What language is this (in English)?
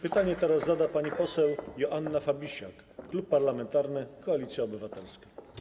Polish